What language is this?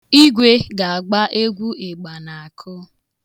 Igbo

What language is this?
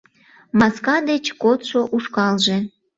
Mari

